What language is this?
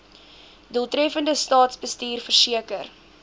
Afrikaans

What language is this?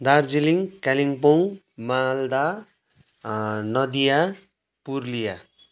Nepali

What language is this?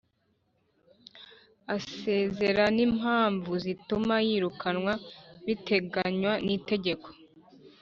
Kinyarwanda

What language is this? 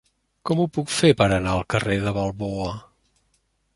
Catalan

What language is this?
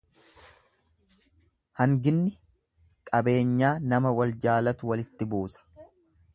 Oromo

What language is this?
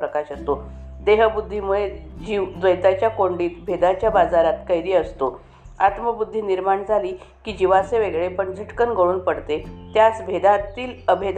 Marathi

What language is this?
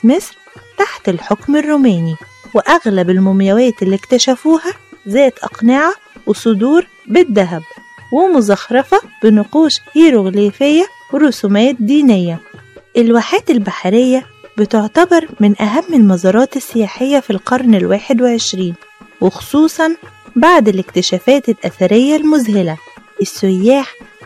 Arabic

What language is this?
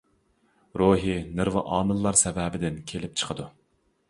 Uyghur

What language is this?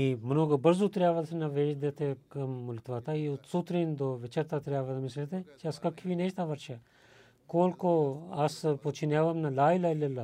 Bulgarian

